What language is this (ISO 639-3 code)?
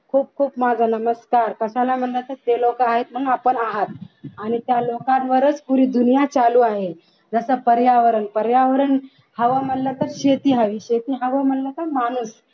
mar